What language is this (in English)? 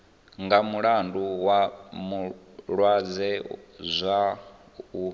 Venda